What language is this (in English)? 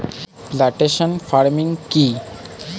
Bangla